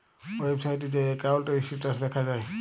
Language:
Bangla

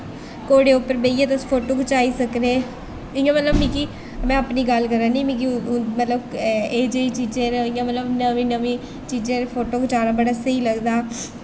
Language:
Dogri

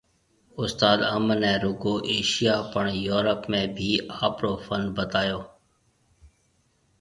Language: Marwari (Pakistan)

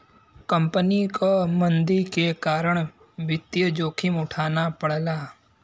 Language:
Bhojpuri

